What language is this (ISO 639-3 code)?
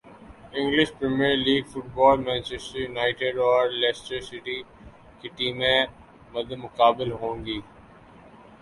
urd